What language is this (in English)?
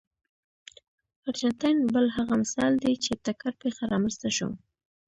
Pashto